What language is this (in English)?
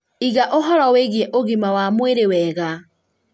Kikuyu